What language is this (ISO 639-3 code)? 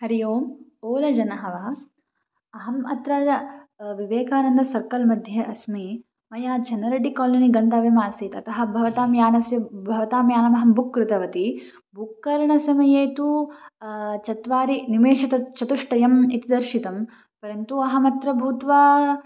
san